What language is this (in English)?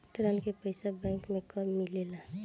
Bhojpuri